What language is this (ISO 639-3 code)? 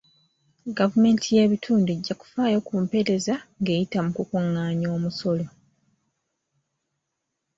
lug